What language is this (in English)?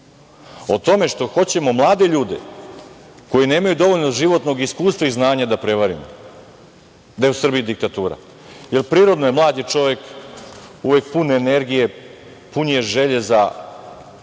Serbian